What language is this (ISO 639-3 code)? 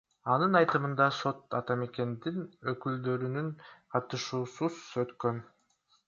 kir